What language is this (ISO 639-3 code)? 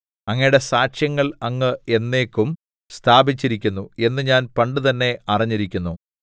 mal